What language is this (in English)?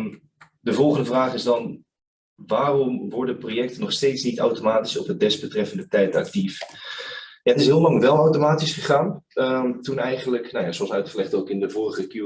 Dutch